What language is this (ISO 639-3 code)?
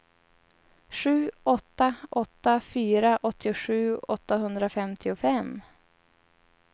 swe